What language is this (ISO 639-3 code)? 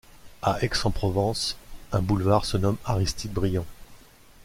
fra